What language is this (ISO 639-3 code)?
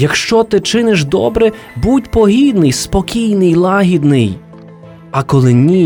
ukr